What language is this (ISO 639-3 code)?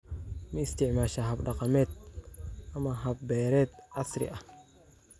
som